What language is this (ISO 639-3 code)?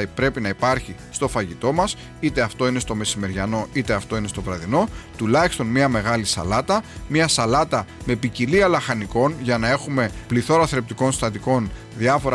ell